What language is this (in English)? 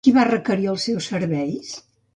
Catalan